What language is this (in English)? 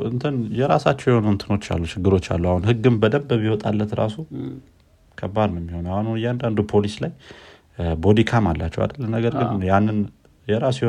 Amharic